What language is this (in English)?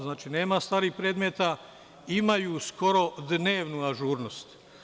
Serbian